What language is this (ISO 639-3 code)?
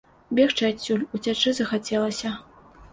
bel